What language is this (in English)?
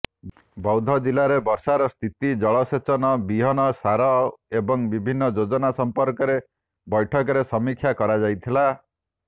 Odia